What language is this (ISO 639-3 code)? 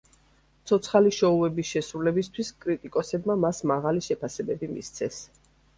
kat